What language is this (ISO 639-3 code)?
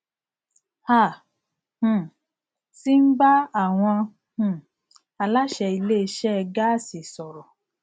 yor